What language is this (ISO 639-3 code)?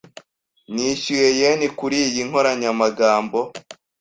kin